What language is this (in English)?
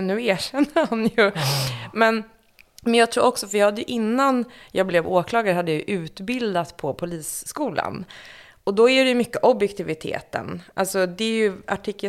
Swedish